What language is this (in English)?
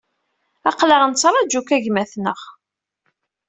Kabyle